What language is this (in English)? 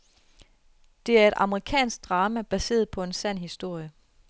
Danish